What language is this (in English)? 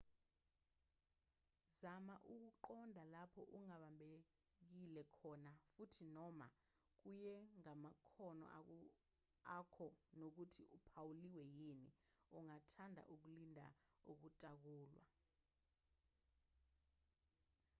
Zulu